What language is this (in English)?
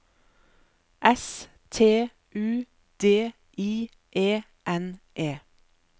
Norwegian